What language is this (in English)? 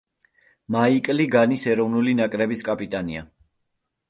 Georgian